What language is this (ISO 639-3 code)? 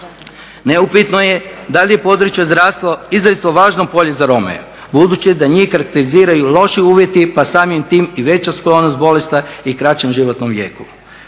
hrv